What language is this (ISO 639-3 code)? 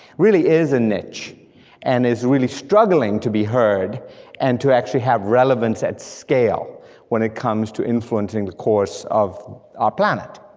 eng